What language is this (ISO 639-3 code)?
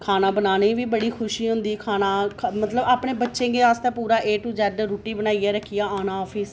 doi